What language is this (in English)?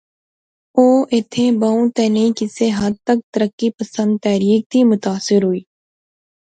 Pahari-Potwari